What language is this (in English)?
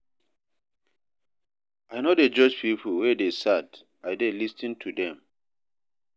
Nigerian Pidgin